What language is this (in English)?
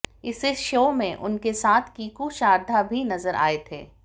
Hindi